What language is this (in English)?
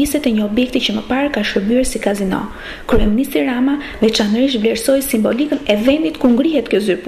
Ukrainian